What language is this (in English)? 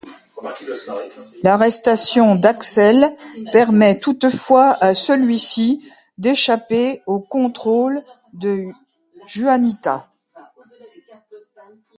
French